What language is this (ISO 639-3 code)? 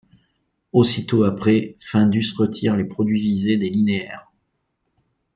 fra